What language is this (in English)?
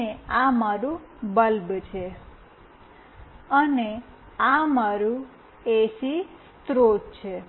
Gujarati